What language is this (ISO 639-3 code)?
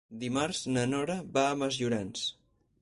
cat